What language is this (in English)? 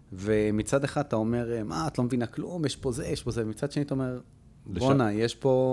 Hebrew